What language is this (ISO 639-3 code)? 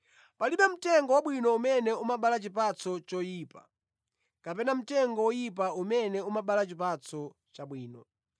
nya